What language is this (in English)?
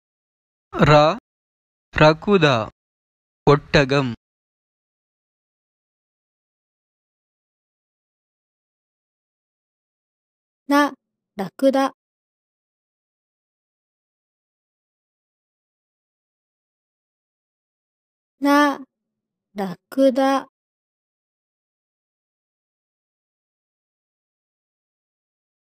Japanese